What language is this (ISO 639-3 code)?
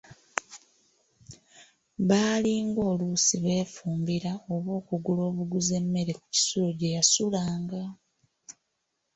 lug